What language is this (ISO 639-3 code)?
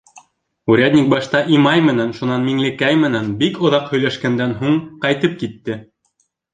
bak